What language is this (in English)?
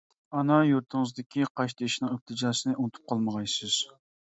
Uyghur